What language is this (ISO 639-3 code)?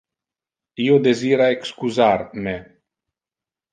ina